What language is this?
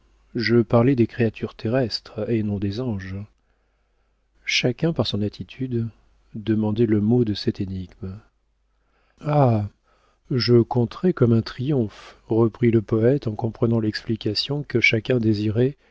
French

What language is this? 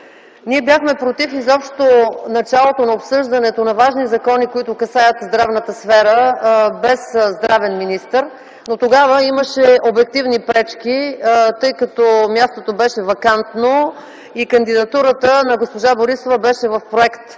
Bulgarian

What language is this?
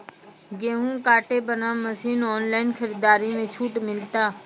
Maithili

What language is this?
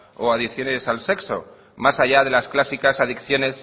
Spanish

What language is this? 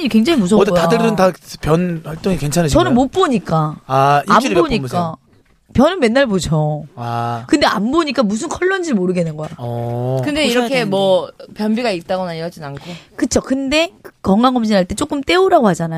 Korean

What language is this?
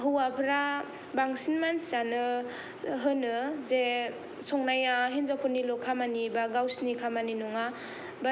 Bodo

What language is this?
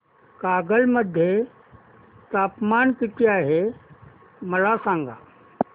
Marathi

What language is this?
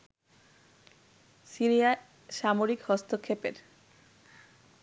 Bangla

